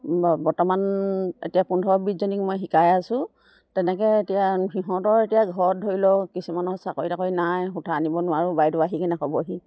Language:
Assamese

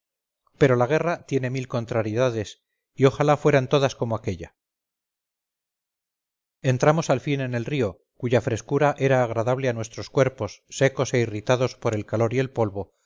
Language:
Spanish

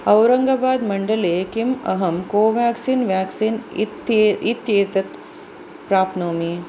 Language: Sanskrit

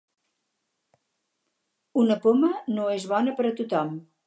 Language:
Catalan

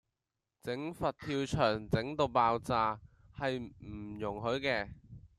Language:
Cantonese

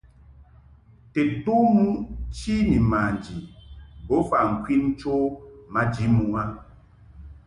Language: Mungaka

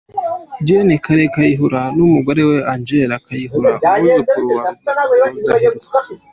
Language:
Kinyarwanda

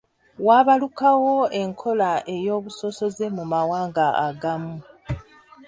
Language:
Ganda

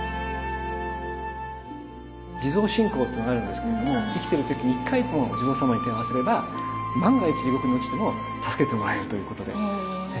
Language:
Japanese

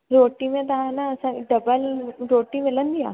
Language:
Sindhi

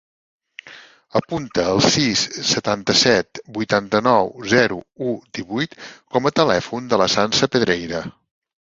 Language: Catalan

